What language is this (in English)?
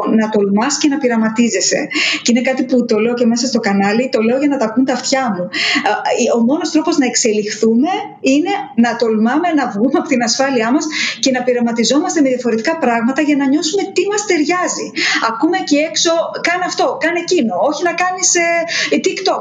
Greek